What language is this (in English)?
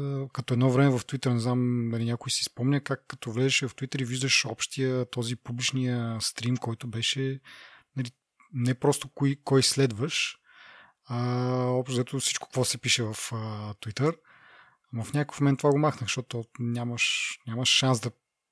Bulgarian